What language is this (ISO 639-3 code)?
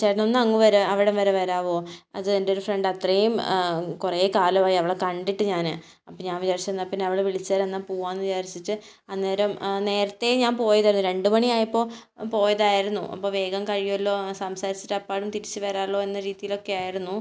mal